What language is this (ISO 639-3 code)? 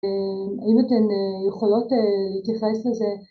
heb